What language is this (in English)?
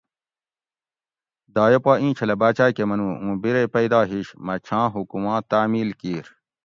Gawri